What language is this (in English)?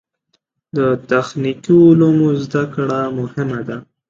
Pashto